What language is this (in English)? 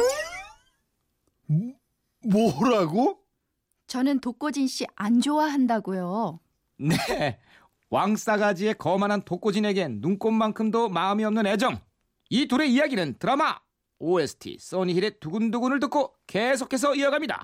Korean